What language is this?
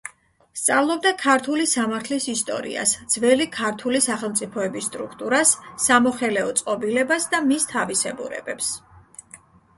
Georgian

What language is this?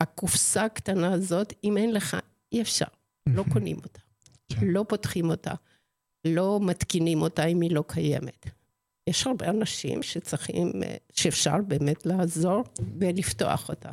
Hebrew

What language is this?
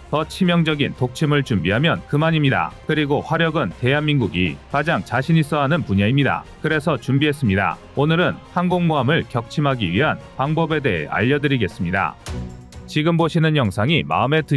Korean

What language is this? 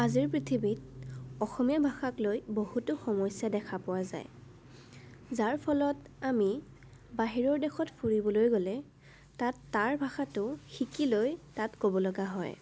Assamese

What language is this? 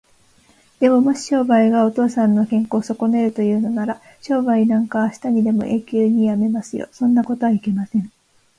Japanese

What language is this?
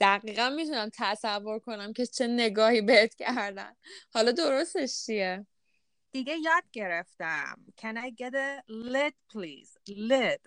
Persian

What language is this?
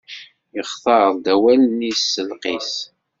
Kabyle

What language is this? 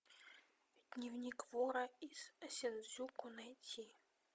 Russian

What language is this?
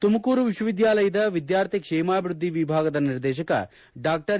Kannada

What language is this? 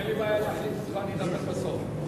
Hebrew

